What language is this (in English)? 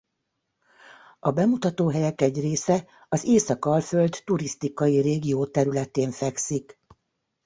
Hungarian